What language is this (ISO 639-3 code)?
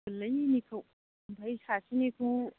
brx